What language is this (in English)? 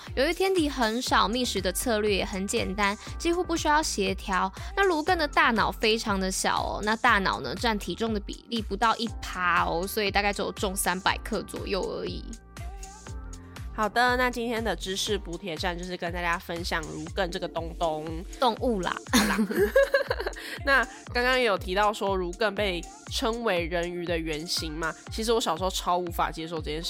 Chinese